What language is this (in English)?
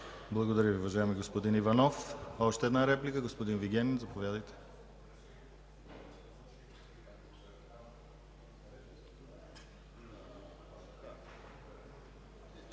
Bulgarian